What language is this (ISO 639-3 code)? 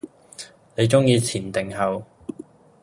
yue